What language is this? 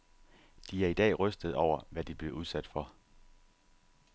Danish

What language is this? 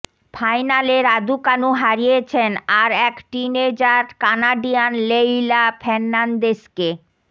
Bangla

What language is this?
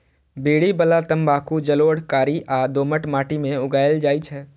Maithili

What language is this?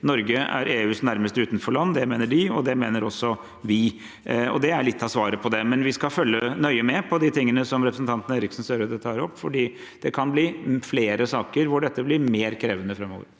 Norwegian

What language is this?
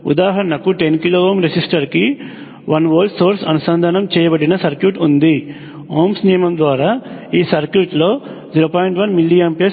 Telugu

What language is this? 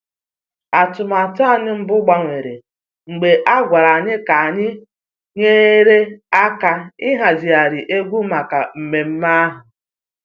Igbo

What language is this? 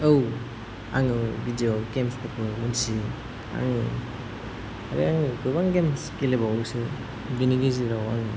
Bodo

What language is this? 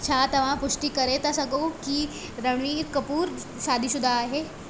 Sindhi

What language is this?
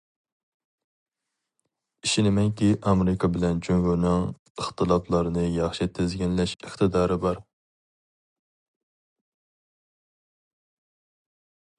Uyghur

